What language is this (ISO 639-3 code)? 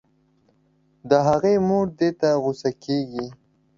pus